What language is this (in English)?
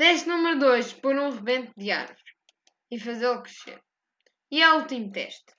Portuguese